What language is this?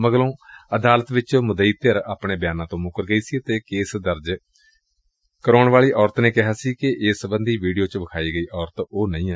Punjabi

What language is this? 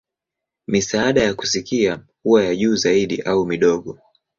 Swahili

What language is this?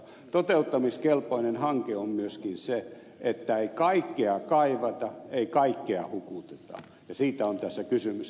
Finnish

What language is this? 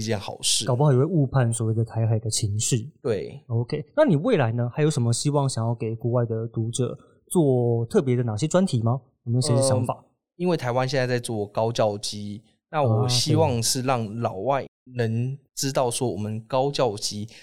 Chinese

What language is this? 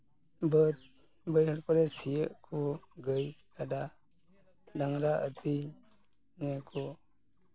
Santali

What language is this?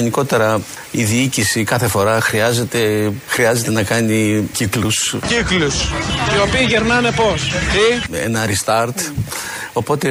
Greek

